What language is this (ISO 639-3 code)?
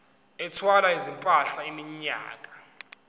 zul